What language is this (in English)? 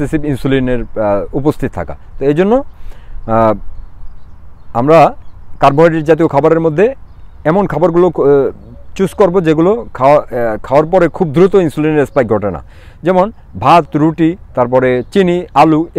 Indonesian